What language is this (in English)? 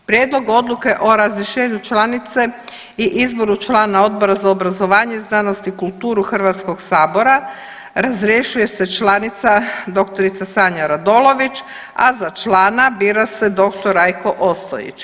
Croatian